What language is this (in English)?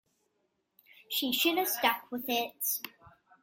English